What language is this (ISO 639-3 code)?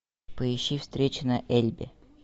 rus